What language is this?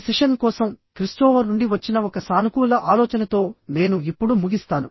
Telugu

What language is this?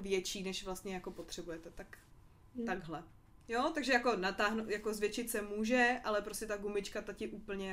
Czech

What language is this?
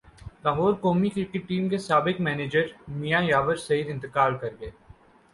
Urdu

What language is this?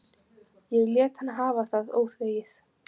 Icelandic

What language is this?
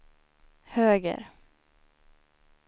Swedish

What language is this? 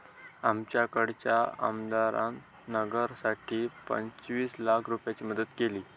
Marathi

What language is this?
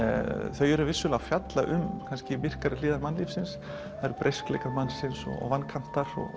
Icelandic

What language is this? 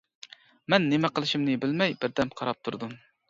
Uyghur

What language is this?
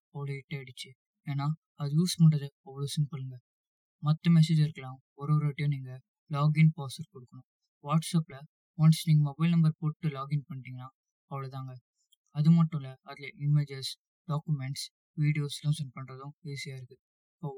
Tamil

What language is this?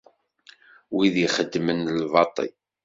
Kabyle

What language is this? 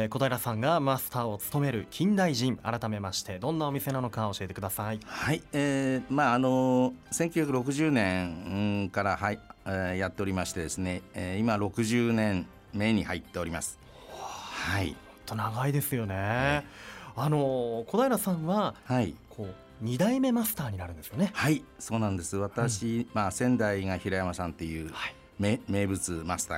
Japanese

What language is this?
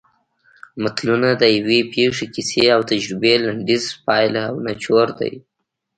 Pashto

